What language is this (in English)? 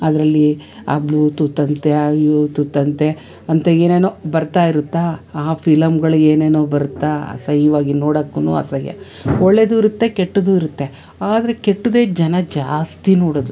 Kannada